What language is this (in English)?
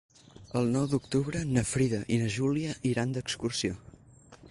Catalan